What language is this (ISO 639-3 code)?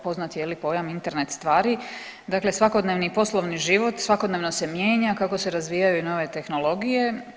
hrv